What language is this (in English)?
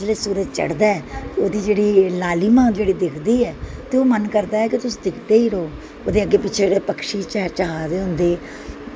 Dogri